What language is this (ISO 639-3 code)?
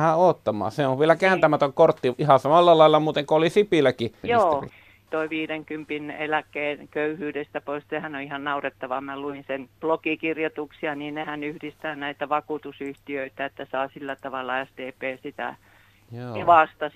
fin